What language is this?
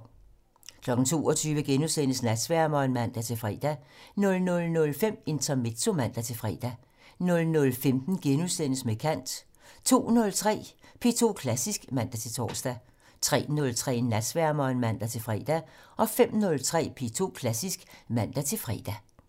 Danish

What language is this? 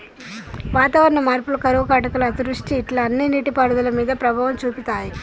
Telugu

